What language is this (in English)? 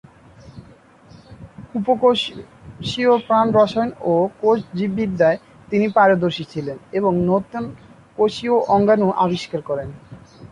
Bangla